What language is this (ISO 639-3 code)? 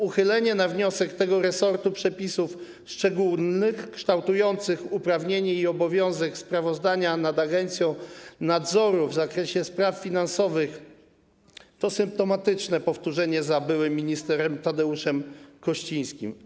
pol